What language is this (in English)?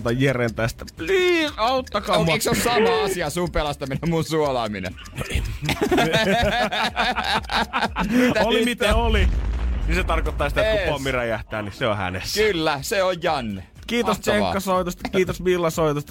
Finnish